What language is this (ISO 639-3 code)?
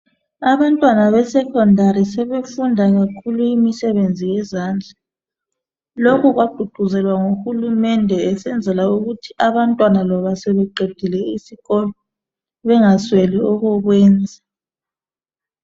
nde